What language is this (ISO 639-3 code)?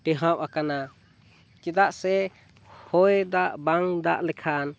sat